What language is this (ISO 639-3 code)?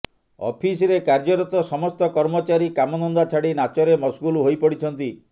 ori